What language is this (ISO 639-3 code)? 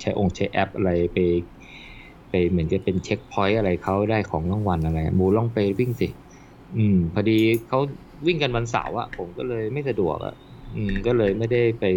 tha